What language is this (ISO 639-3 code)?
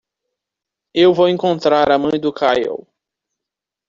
por